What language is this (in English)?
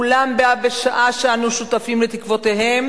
Hebrew